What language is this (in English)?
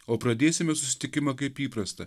Lithuanian